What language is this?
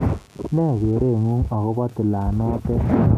Kalenjin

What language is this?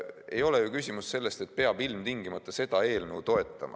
Estonian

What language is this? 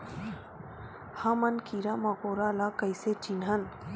Chhattisgarhi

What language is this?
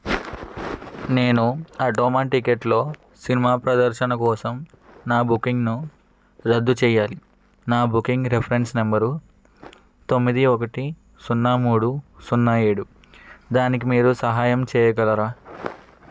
Telugu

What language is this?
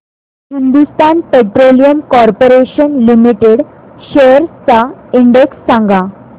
Marathi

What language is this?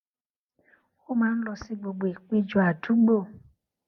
Yoruba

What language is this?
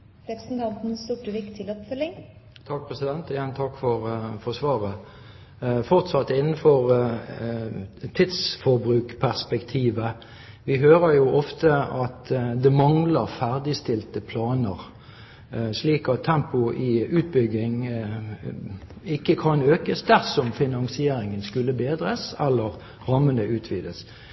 Norwegian Bokmål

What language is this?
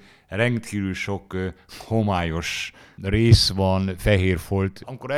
Hungarian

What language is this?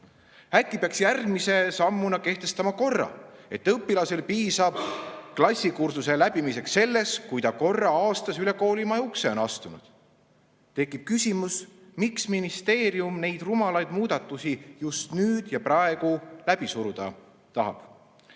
Estonian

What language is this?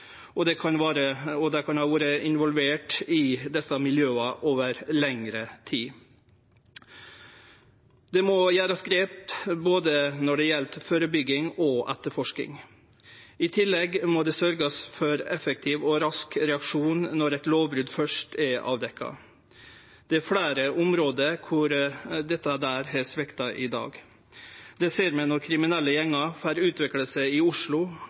Norwegian Nynorsk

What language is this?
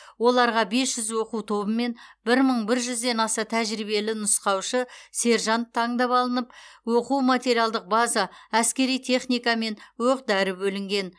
Kazakh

